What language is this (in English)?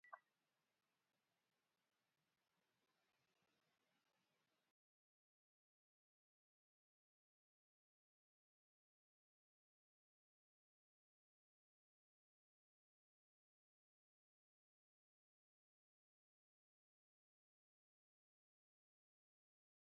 Luo (Kenya and Tanzania)